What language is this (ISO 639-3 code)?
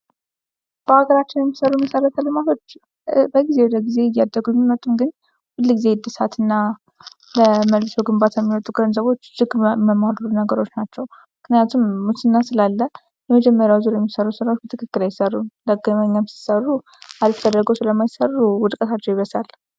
amh